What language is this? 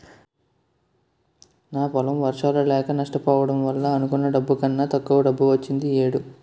Telugu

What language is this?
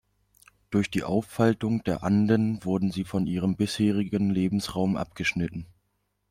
German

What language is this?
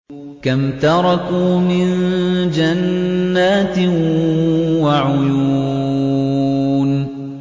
Arabic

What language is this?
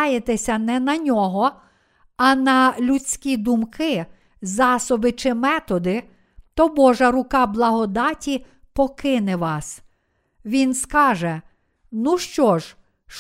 Ukrainian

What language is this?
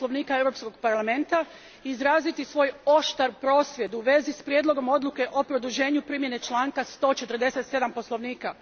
Croatian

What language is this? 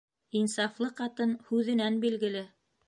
Bashkir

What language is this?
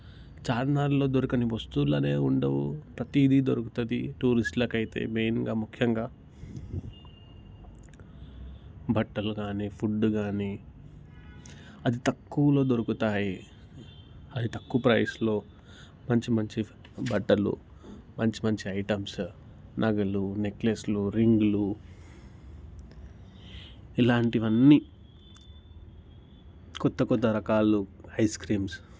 Telugu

